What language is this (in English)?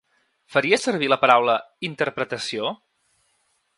Catalan